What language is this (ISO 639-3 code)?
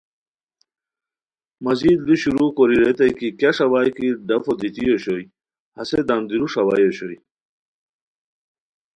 khw